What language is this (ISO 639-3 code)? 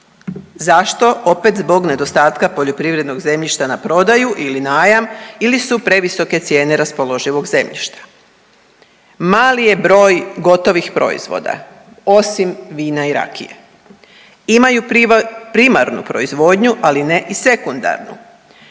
hrv